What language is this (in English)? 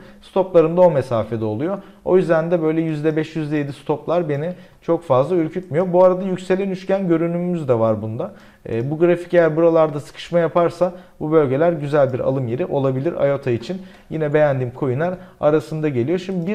Turkish